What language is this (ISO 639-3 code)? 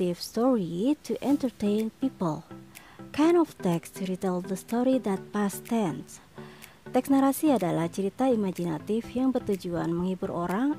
ind